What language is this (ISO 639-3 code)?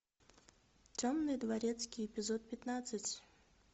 rus